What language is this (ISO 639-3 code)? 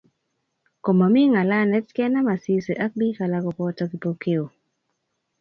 kln